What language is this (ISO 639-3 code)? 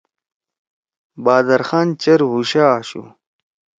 trw